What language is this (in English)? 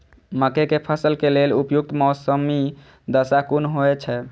Maithili